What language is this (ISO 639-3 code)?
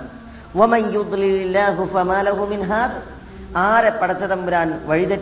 mal